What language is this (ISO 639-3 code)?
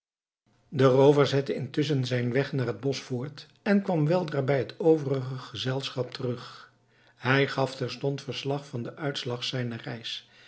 nld